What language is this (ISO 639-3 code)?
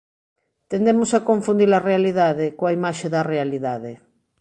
glg